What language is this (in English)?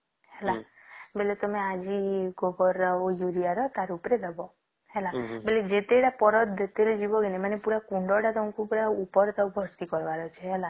Odia